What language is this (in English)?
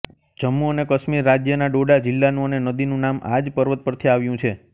Gujarati